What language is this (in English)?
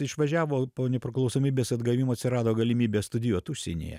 Lithuanian